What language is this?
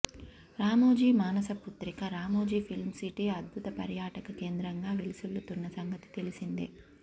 Telugu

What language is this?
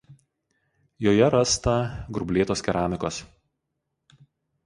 Lithuanian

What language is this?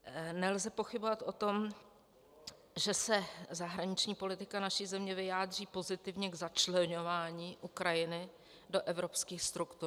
Czech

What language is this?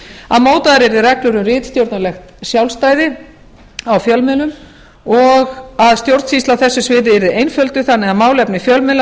Icelandic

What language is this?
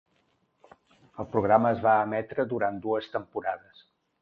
Catalan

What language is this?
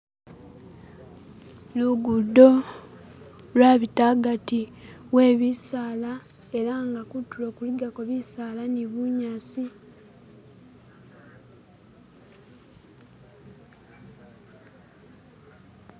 Masaaba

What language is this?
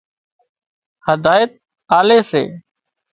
Wadiyara Koli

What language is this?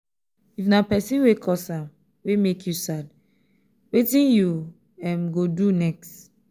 Nigerian Pidgin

